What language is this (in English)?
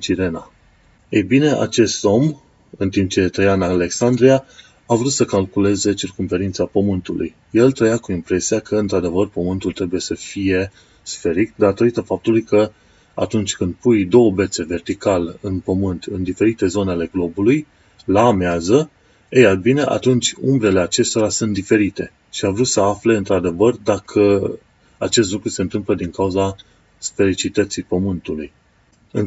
Romanian